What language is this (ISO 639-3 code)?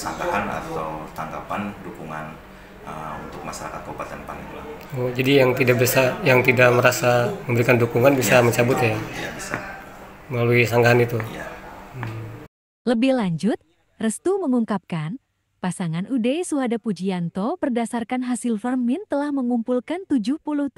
ind